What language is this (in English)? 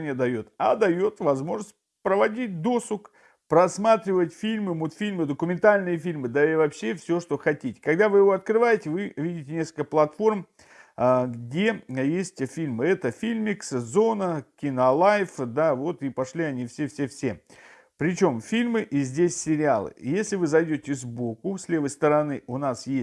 Russian